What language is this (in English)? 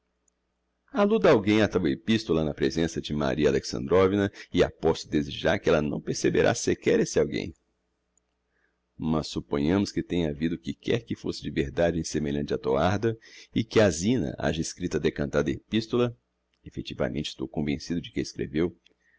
Portuguese